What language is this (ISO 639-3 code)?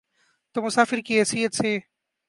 urd